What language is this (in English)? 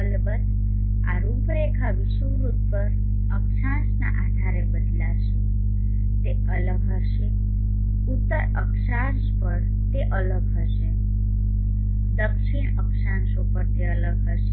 Gujarati